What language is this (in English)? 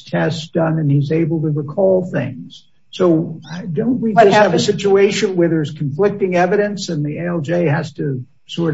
English